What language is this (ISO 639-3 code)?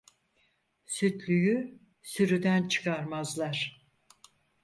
tur